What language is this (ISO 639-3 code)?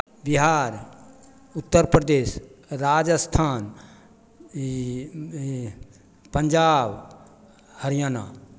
mai